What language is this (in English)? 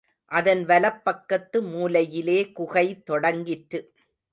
Tamil